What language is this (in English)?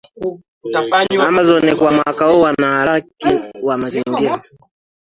Swahili